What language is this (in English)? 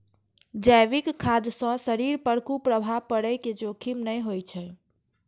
Maithili